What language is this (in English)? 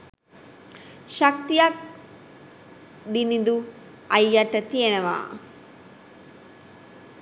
Sinhala